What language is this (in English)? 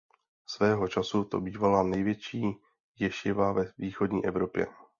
Czech